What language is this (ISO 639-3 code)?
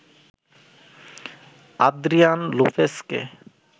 ben